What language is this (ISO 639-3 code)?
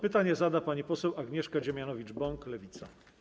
pol